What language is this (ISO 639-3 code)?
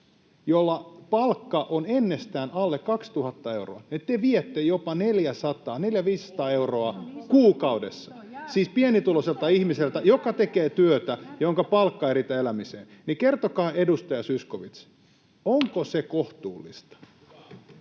fin